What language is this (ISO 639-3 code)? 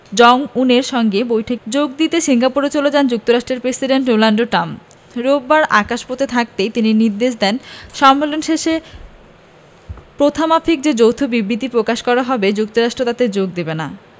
ben